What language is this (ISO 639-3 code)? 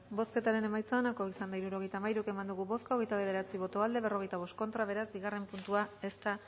eus